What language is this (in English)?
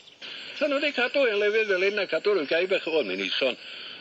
Welsh